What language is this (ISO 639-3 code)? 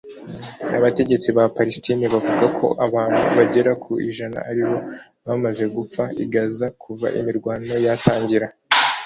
kin